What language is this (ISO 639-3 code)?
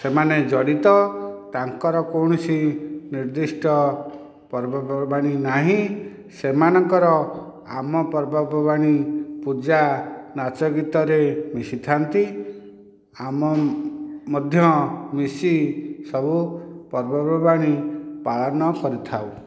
ori